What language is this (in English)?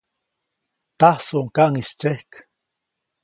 Copainalá Zoque